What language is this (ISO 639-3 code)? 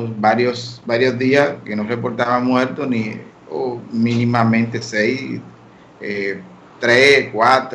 spa